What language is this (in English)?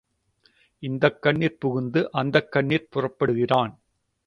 Tamil